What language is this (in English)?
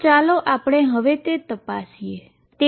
Gujarati